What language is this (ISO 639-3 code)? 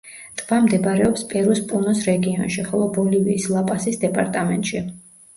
kat